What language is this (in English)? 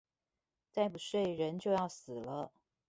Chinese